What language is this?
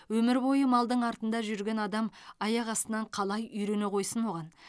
Kazakh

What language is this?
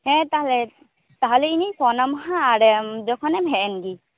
Santali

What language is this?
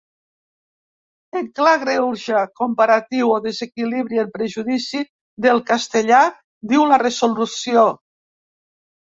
Catalan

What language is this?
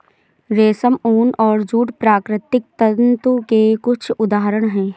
Hindi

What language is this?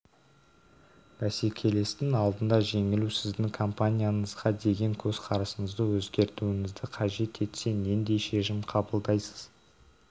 Kazakh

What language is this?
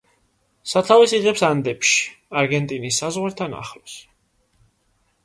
Georgian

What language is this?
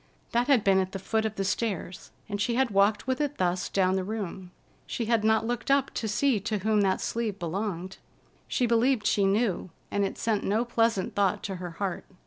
English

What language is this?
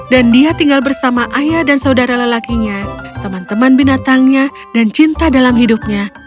Indonesian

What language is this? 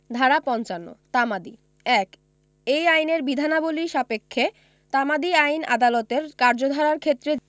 Bangla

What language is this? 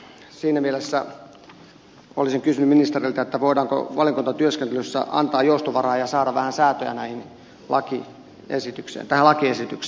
Finnish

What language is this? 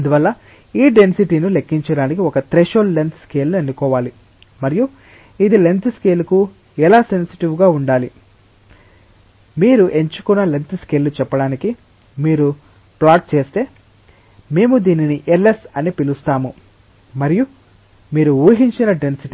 Telugu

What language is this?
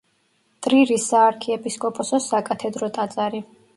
Georgian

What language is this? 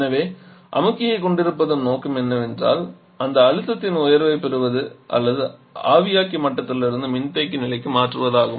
Tamil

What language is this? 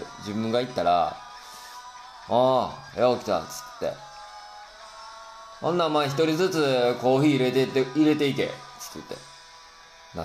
Japanese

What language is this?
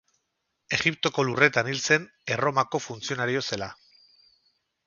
Basque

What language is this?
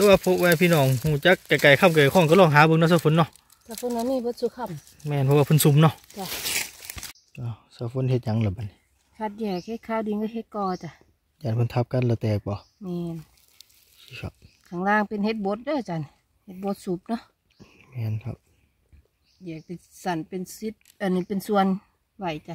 Thai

